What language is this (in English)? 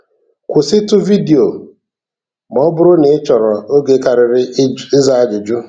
Igbo